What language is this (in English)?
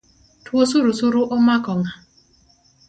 Luo (Kenya and Tanzania)